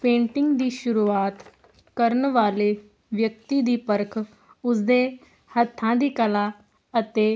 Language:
Punjabi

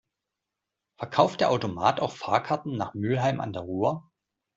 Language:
German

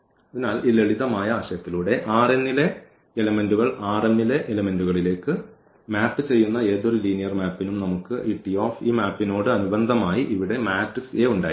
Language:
Malayalam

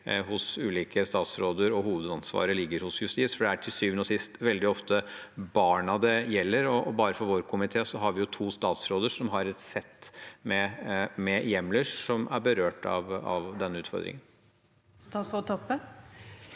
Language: Norwegian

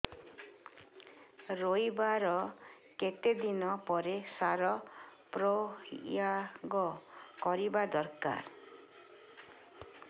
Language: Odia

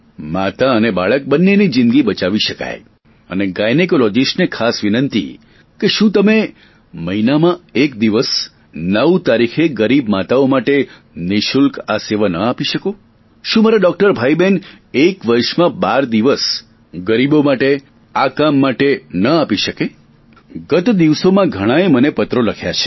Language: Gujarati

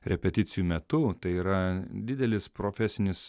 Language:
Lithuanian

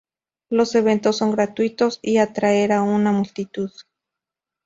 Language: Spanish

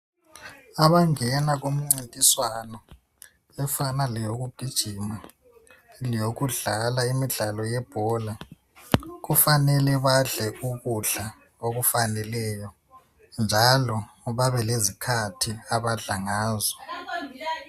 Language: North Ndebele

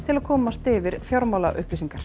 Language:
Icelandic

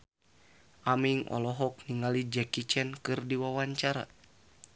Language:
Sundanese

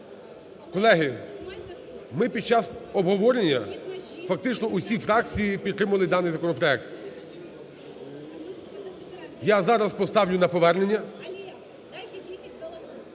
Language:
Ukrainian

